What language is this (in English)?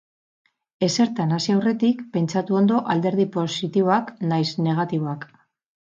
Basque